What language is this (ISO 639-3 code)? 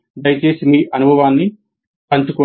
tel